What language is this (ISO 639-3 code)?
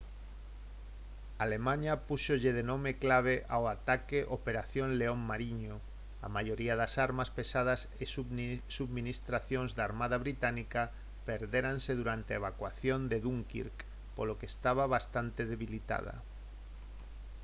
glg